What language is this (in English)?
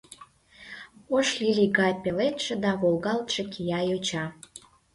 Mari